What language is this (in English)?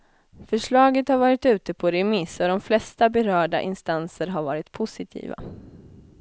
Swedish